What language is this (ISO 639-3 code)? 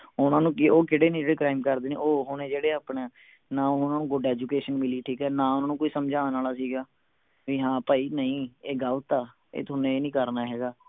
pan